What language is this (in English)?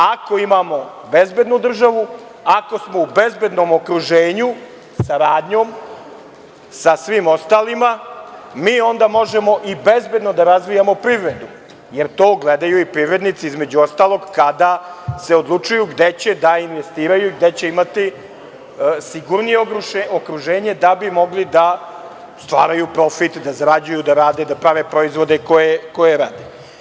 Serbian